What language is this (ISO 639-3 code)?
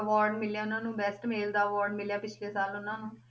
pan